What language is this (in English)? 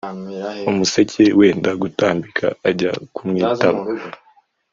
Kinyarwanda